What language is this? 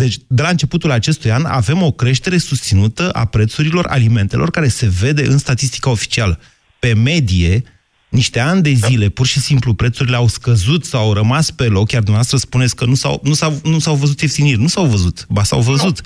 Romanian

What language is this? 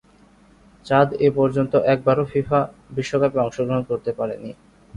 Bangla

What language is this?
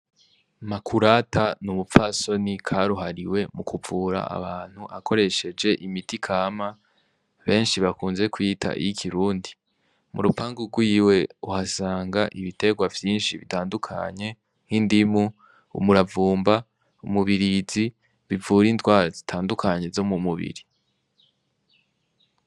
Rundi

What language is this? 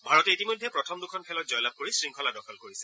Assamese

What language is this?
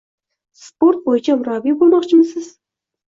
Uzbek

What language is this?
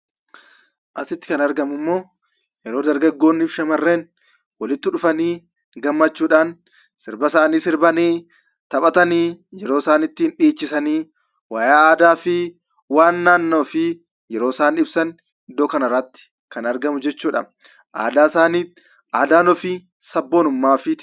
Oromo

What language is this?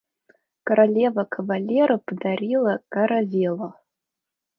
Russian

